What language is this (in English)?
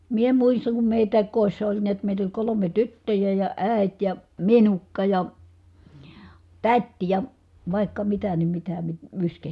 Finnish